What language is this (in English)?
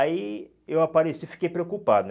Portuguese